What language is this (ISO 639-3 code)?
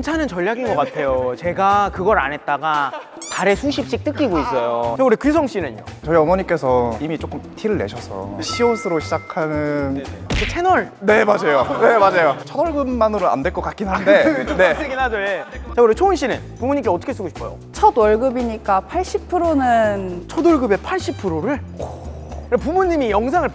kor